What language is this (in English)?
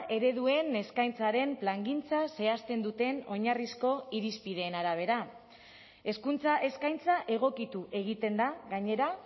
Basque